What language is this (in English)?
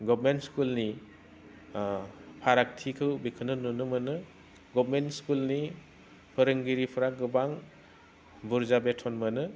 Bodo